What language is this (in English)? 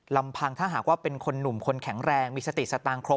Thai